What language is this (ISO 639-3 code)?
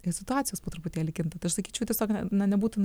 lit